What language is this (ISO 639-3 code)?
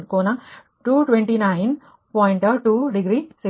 kan